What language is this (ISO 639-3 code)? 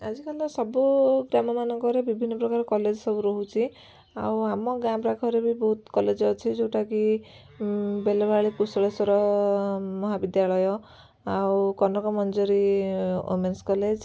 ori